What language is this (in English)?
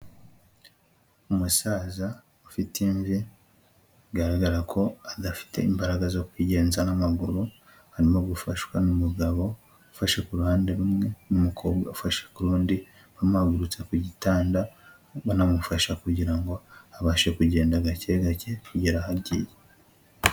Kinyarwanda